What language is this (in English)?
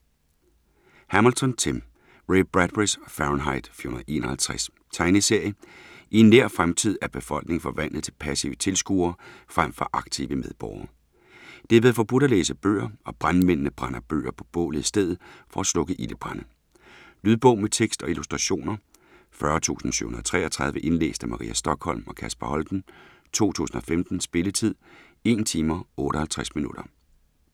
Danish